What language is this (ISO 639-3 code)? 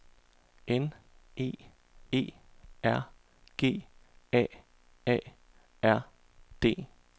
dan